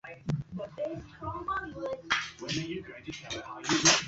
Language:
Swahili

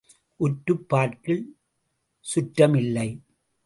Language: Tamil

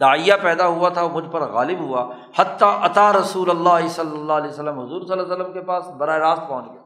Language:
Urdu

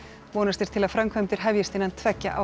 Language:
Icelandic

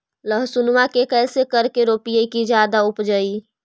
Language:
Magahi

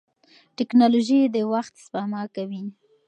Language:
Pashto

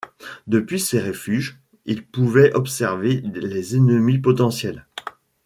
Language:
French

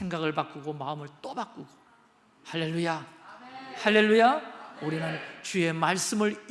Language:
Korean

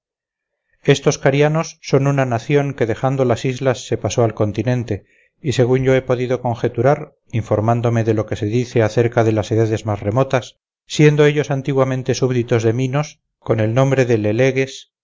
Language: Spanish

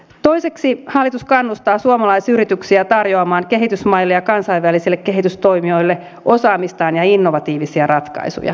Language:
Finnish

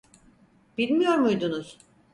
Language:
Turkish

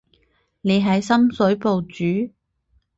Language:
Cantonese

